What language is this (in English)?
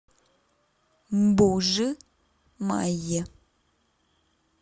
Russian